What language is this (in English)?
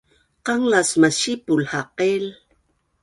Bunun